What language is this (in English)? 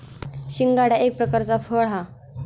Marathi